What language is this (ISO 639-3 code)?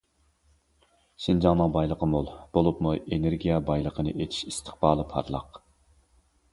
uig